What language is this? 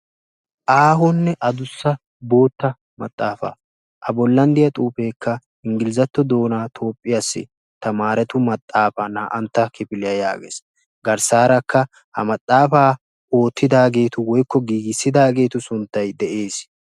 Wolaytta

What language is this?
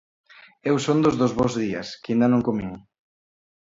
Galician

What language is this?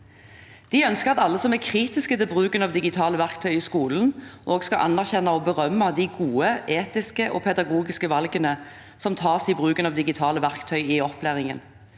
Norwegian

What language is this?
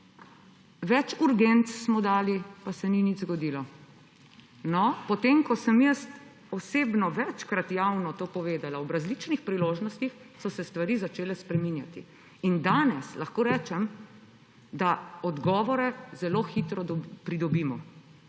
Slovenian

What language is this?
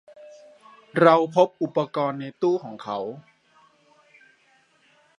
Thai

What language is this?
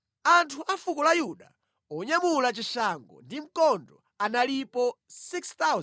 Nyanja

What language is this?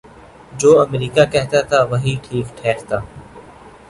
Urdu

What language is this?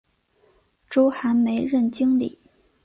Chinese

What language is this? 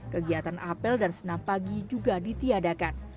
Indonesian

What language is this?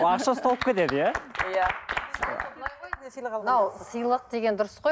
Kazakh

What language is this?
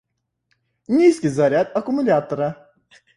Russian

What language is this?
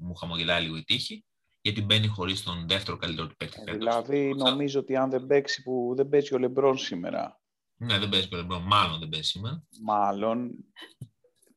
Greek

